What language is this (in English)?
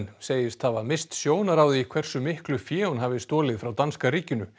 Icelandic